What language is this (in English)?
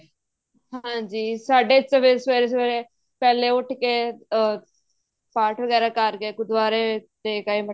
Punjabi